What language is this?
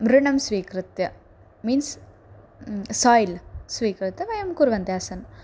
Sanskrit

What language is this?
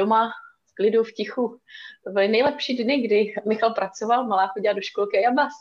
Czech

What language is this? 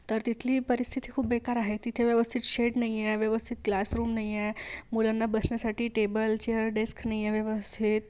Marathi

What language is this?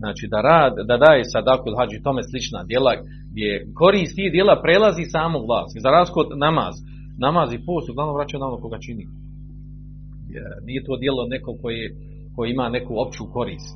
Croatian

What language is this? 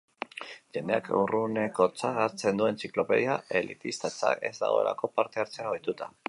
Basque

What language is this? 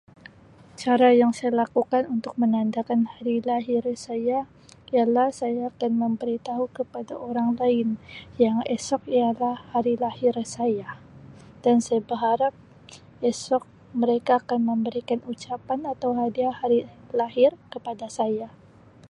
Sabah Malay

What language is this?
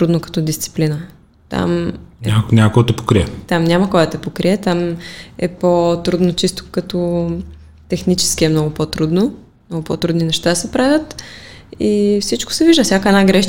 Bulgarian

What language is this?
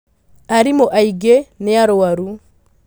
Kikuyu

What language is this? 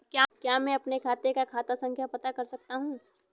Hindi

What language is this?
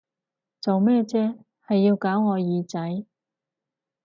Cantonese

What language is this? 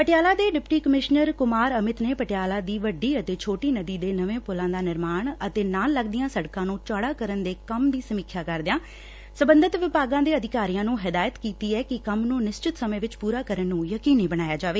Punjabi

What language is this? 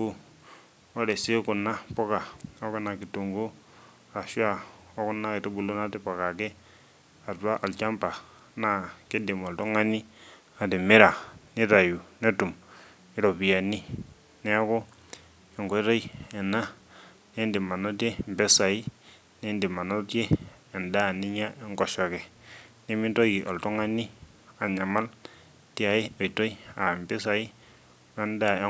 Masai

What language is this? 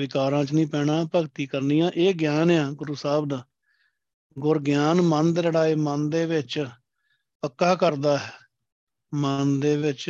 Punjabi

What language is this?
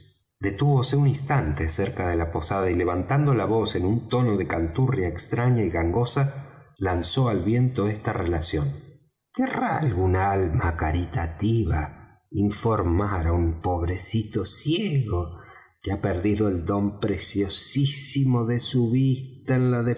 Spanish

